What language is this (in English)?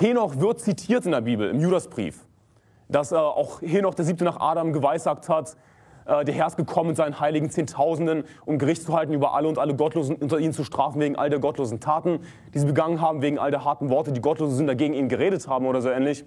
German